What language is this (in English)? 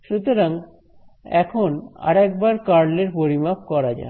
Bangla